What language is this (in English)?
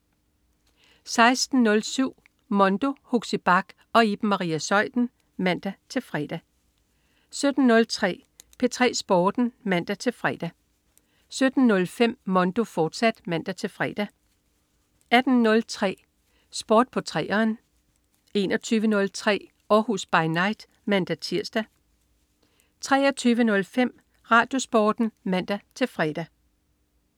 Danish